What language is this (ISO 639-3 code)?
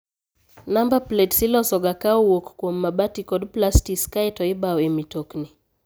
luo